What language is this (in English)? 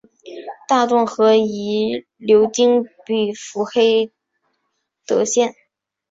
Chinese